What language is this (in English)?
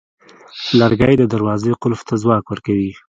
Pashto